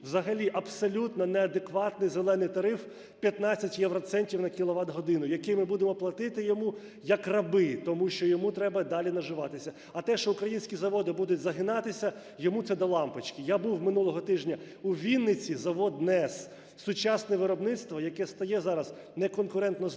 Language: Ukrainian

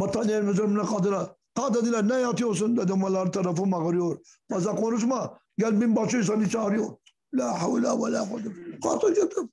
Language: Turkish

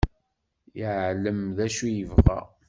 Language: Kabyle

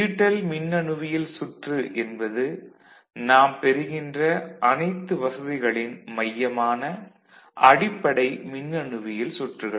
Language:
Tamil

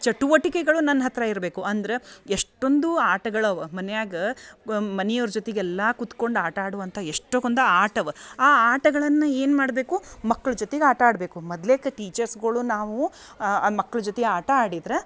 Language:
Kannada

